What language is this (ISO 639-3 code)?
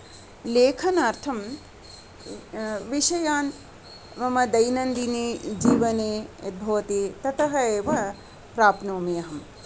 san